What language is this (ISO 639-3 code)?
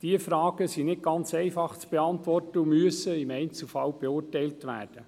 gsw